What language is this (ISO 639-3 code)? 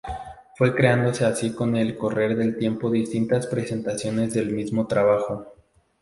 spa